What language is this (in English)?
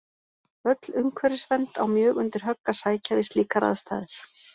Icelandic